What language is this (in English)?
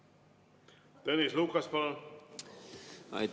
Estonian